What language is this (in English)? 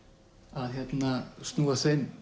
Icelandic